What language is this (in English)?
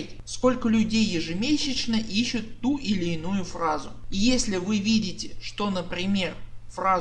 Russian